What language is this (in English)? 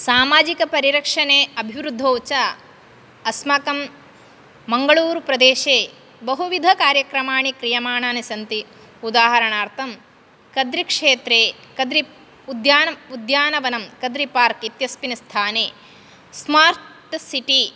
Sanskrit